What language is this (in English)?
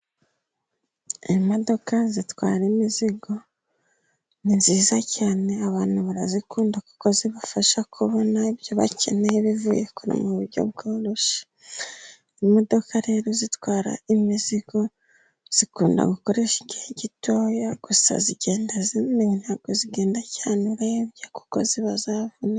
Kinyarwanda